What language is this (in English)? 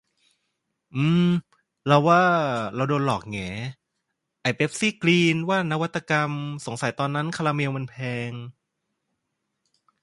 Thai